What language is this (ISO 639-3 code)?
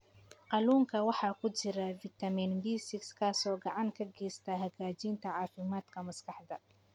som